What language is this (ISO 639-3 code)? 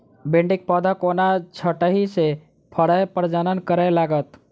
mai